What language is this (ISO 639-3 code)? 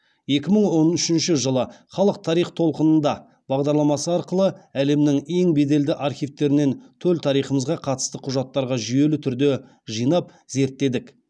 kaz